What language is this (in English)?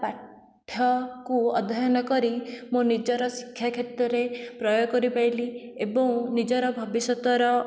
Odia